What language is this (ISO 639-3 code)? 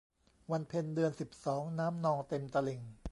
tha